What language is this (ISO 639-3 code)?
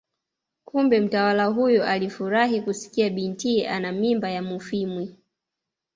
swa